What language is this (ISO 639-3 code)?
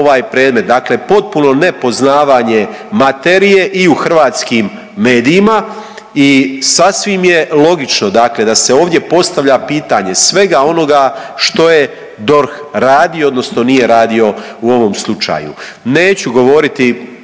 hrv